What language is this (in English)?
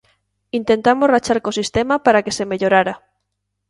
Galician